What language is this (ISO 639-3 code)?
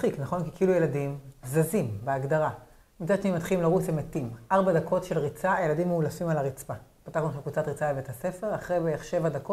heb